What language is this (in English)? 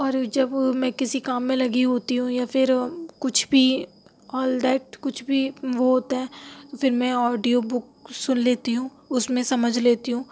Urdu